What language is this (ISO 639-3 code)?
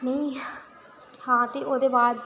doi